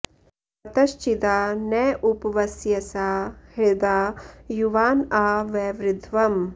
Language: Sanskrit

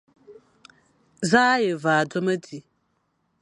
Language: Fang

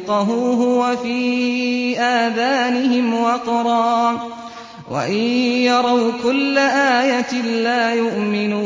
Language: Arabic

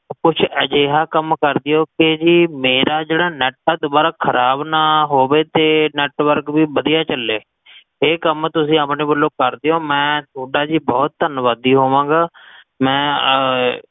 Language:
Punjabi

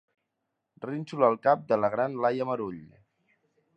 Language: Catalan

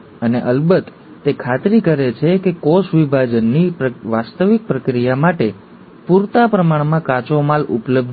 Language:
Gujarati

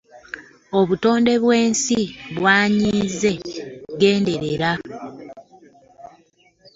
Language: Ganda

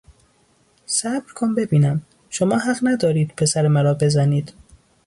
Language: Persian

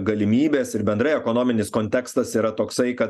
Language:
Lithuanian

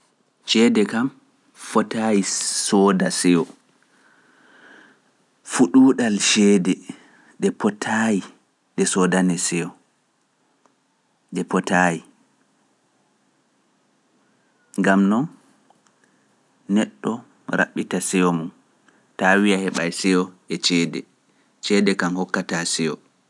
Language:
Pular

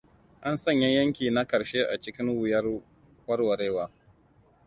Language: Hausa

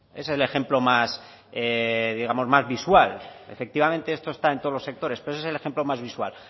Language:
Spanish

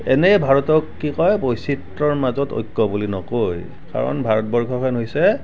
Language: Assamese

